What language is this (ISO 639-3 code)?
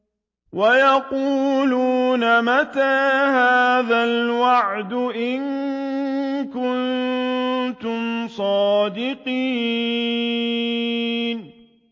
ara